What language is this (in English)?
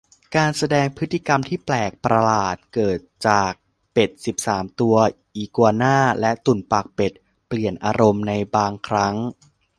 Thai